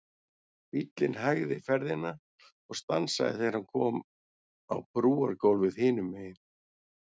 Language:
Icelandic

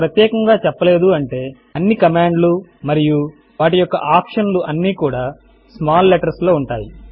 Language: Telugu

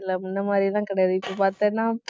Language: Tamil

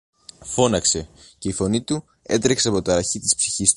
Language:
Greek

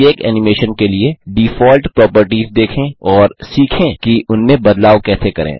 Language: Hindi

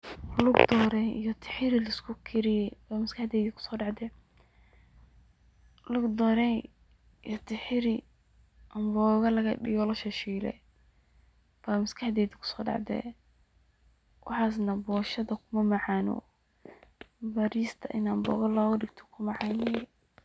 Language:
Somali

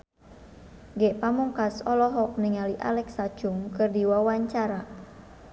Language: Sundanese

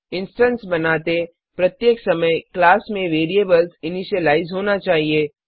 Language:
Hindi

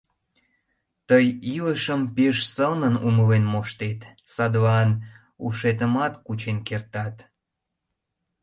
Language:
Mari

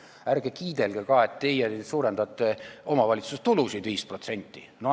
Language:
Estonian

